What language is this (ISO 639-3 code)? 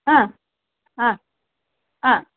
san